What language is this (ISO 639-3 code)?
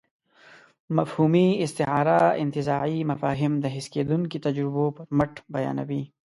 pus